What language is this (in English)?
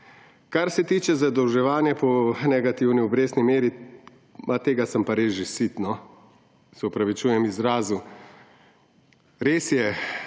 Slovenian